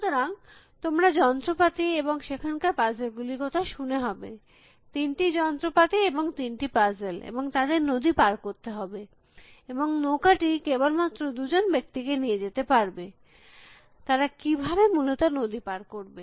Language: Bangla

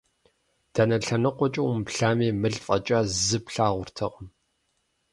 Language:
Kabardian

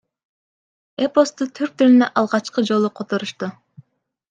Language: Kyrgyz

